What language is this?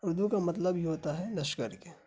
Urdu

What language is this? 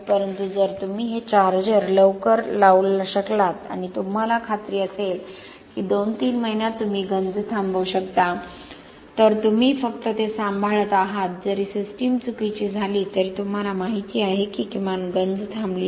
Marathi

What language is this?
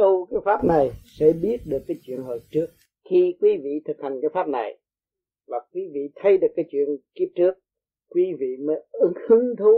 Vietnamese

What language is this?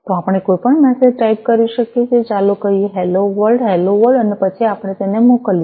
Gujarati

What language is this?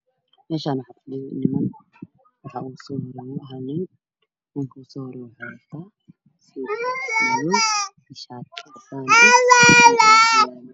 Somali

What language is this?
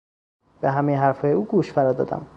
Persian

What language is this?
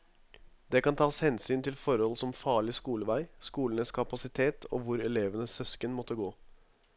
Norwegian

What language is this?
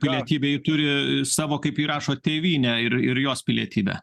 Lithuanian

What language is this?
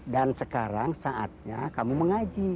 Indonesian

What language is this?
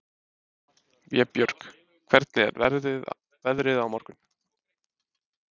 Icelandic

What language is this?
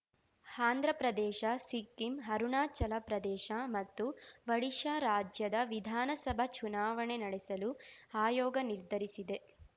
Kannada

